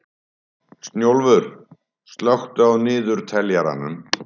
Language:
Icelandic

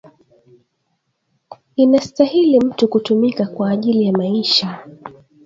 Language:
Swahili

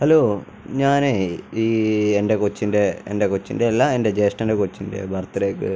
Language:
Malayalam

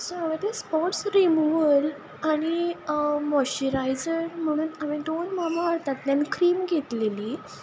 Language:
Konkani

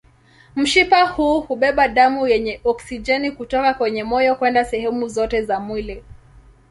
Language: Swahili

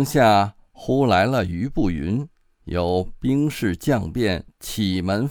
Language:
Chinese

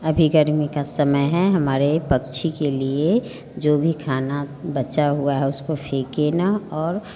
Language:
Hindi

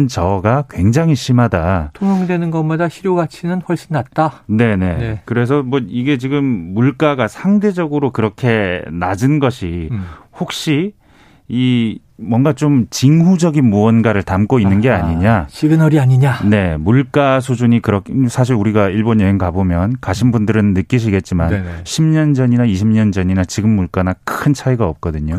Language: Korean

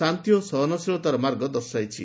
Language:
Odia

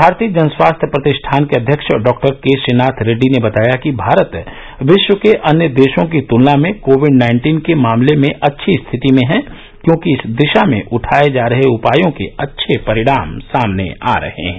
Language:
Hindi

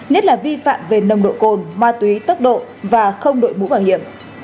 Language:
Vietnamese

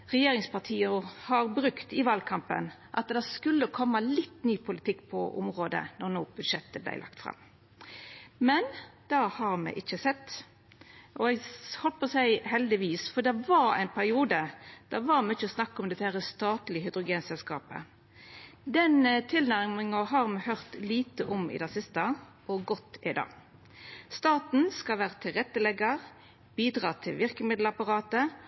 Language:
Norwegian Nynorsk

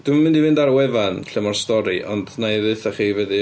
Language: Welsh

